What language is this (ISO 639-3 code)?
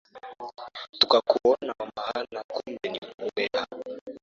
swa